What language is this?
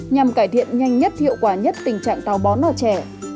Vietnamese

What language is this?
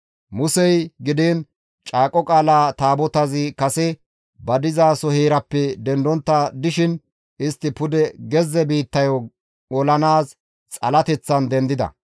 Gamo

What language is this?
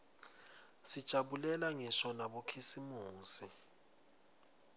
Swati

